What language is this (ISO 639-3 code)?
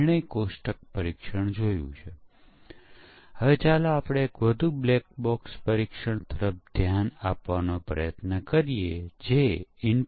guj